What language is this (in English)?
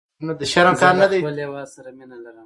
Pashto